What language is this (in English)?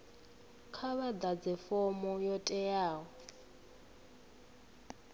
Venda